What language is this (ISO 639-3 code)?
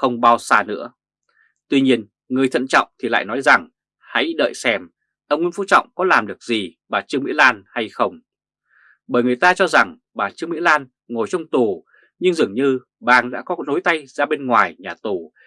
vie